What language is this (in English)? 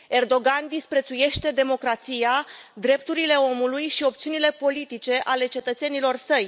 Romanian